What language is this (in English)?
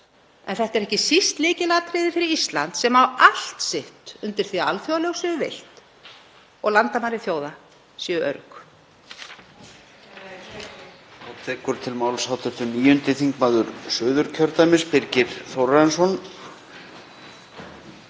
Icelandic